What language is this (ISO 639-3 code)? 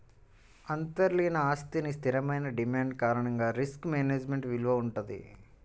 tel